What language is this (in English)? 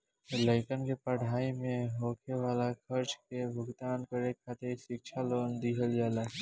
Bhojpuri